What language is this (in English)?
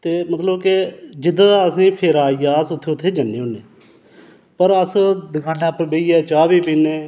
Dogri